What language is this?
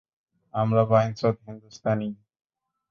Bangla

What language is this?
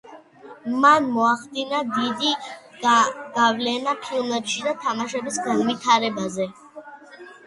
Georgian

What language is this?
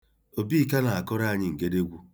Igbo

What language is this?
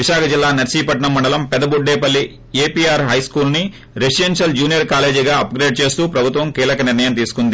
Telugu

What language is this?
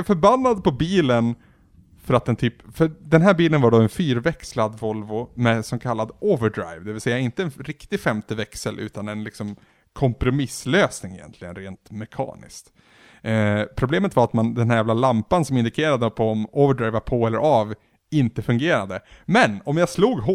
Swedish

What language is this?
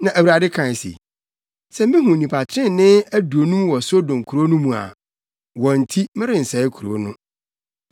Akan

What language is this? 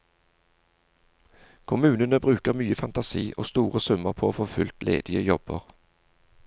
Norwegian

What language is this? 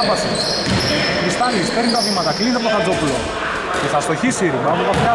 Greek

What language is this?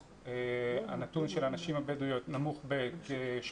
Hebrew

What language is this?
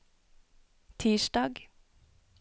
Norwegian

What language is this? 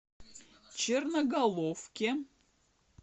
Russian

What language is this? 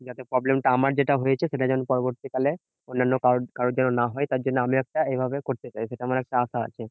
Bangla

